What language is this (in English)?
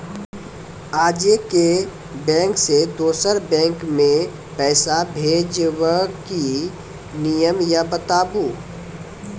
Maithili